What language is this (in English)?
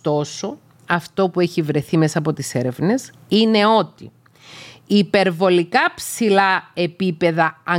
Greek